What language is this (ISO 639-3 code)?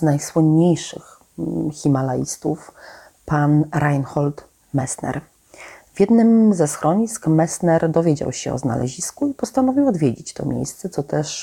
pol